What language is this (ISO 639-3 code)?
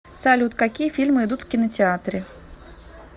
rus